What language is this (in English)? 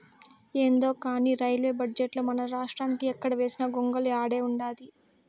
Telugu